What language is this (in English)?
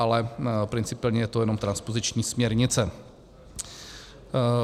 Czech